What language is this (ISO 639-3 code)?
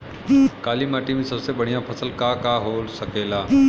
bho